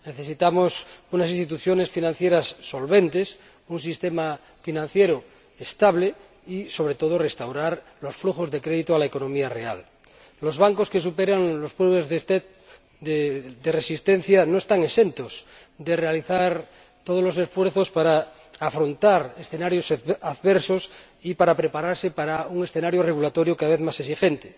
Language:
Spanish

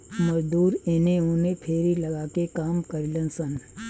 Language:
Bhojpuri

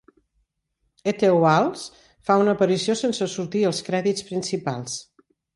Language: Catalan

